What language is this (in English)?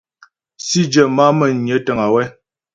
Ghomala